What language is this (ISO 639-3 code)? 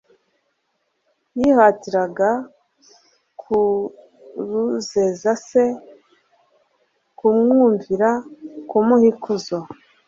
kin